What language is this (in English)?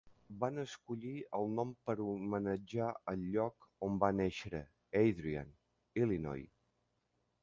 Catalan